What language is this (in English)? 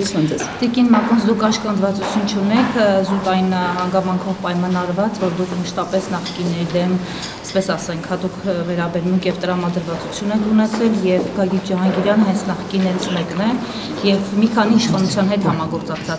Romanian